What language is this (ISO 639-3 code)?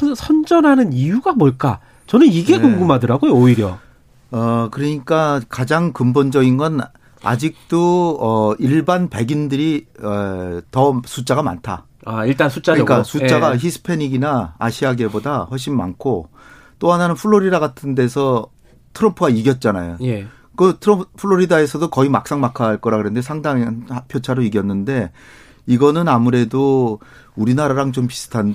kor